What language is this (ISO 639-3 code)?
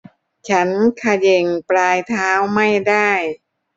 tha